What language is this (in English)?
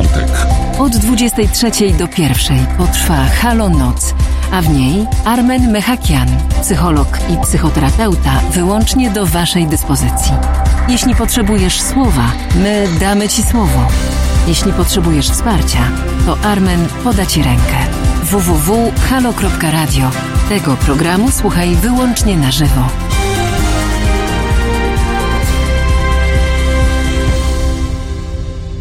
Polish